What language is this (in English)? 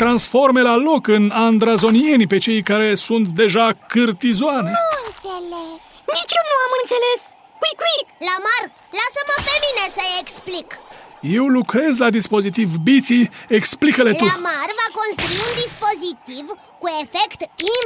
Romanian